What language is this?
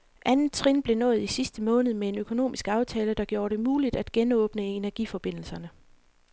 Danish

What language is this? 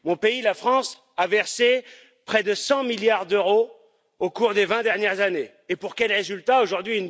French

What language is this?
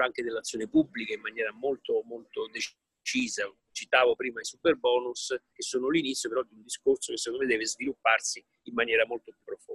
Italian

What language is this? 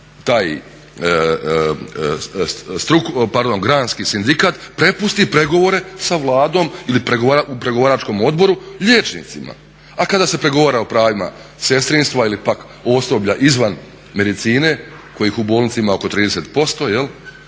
Croatian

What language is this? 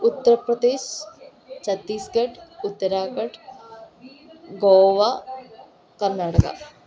Malayalam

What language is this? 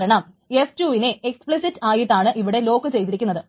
Malayalam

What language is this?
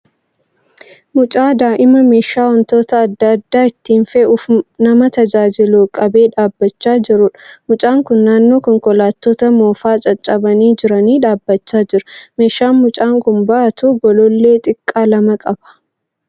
Oromo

